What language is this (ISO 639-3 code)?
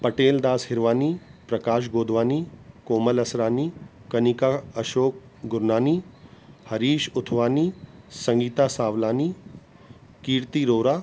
snd